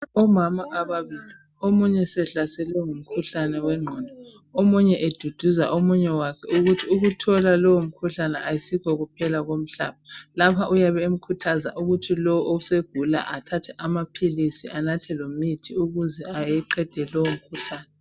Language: North Ndebele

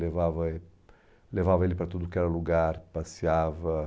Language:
Portuguese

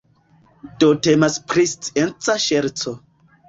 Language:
Esperanto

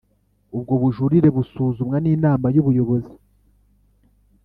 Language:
Kinyarwanda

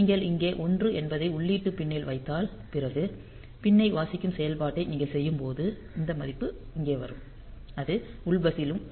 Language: Tamil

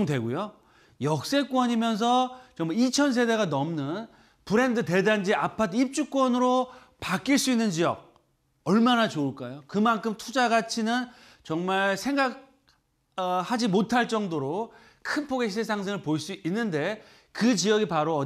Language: Korean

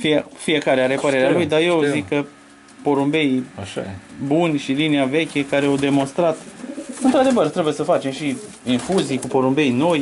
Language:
Romanian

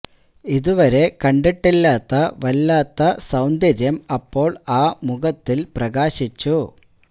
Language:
Malayalam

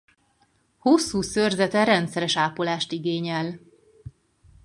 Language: Hungarian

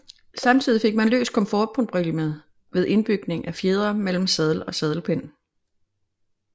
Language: Danish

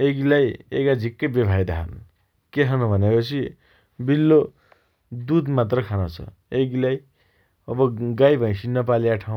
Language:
Dotyali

